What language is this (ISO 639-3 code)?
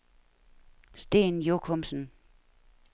dan